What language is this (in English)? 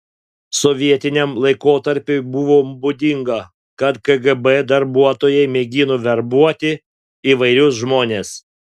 Lithuanian